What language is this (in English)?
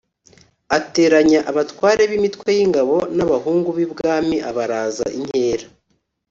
Kinyarwanda